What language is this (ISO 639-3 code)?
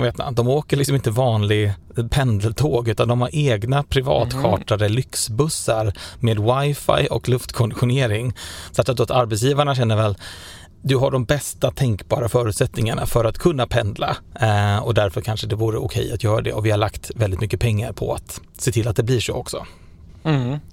swe